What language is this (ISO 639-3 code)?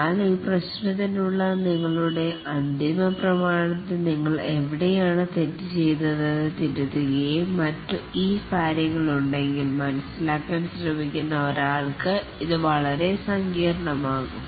mal